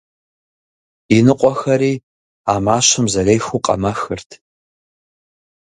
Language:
Kabardian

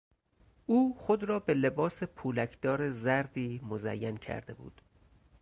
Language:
Persian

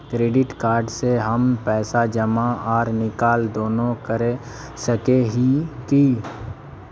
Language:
Magahi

